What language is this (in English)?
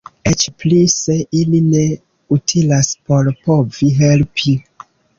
Esperanto